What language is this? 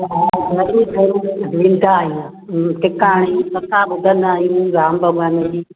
Sindhi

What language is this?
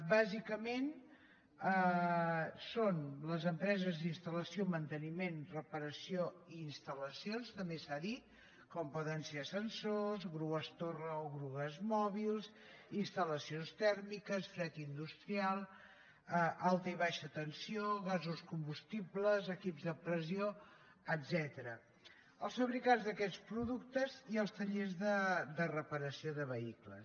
Catalan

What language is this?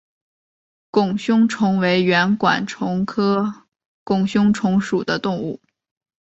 Chinese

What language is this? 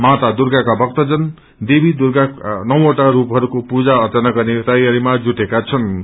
Nepali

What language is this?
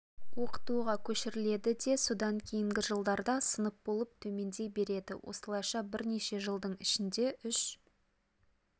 Kazakh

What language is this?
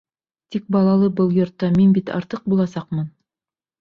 Bashkir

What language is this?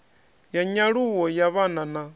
Venda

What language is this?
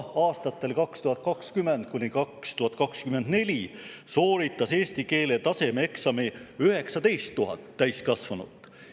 Estonian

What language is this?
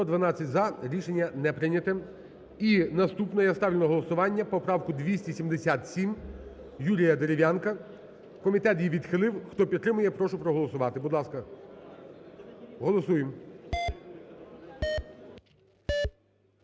Ukrainian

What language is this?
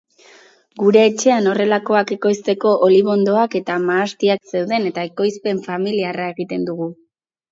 Basque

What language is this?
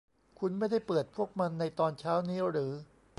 Thai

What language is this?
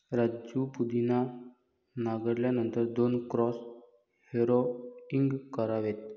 Marathi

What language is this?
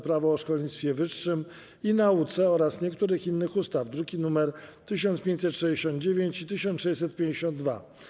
Polish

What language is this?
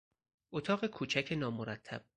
Persian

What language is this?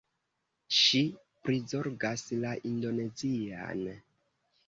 Esperanto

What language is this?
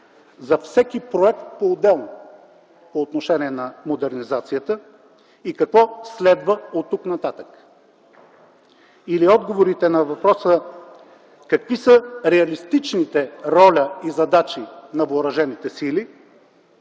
Bulgarian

